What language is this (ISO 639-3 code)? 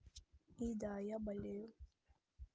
rus